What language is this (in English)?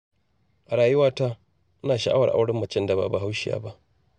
Hausa